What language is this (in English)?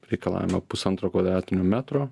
Lithuanian